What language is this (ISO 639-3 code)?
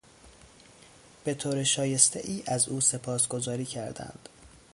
fas